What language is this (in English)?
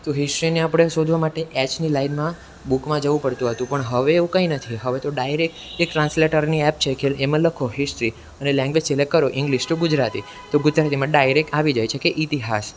Gujarati